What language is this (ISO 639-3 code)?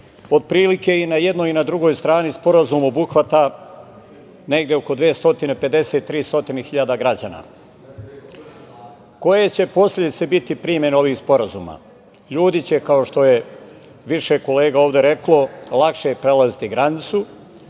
srp